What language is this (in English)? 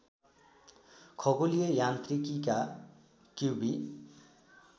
Nepali